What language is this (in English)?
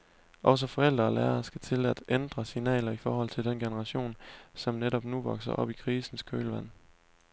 Danish